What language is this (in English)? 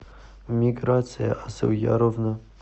Russian